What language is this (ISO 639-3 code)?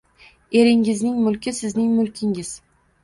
uzb